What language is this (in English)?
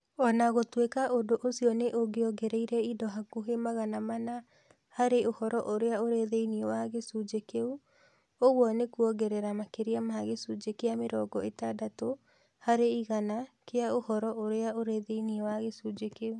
Kikuyu